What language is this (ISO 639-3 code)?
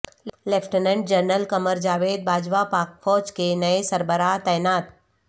urd